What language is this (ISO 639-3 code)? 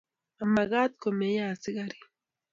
kln